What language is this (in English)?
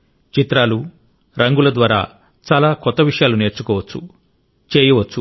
Telugu